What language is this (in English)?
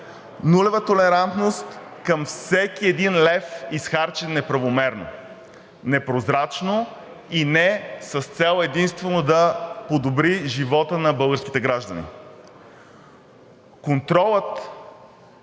Bulgarian